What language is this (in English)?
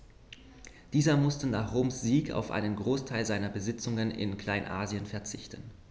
German